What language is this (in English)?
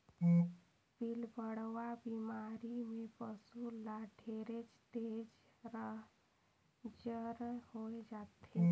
Chhattisgarhi